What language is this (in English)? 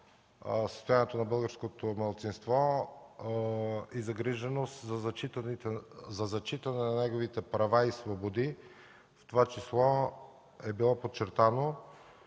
Bulgarian